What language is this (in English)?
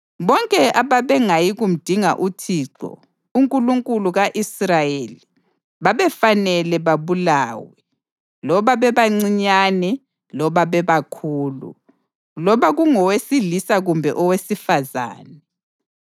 North Ndebele